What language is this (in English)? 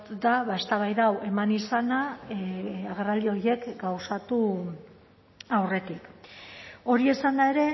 Basque